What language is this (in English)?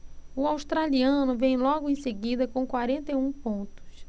Portuguese